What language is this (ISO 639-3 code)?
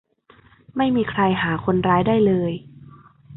tha